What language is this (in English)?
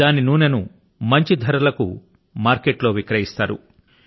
Telugu